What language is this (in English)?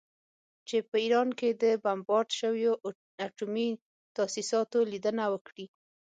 Pashto